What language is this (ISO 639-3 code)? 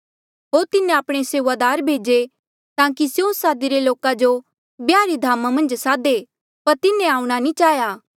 mjl